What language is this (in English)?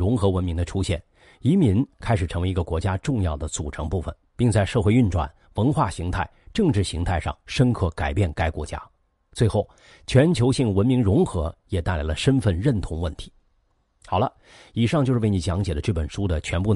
Chinese